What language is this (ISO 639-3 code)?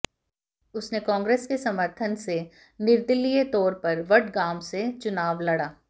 hin